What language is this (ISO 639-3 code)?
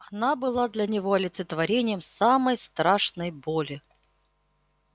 rus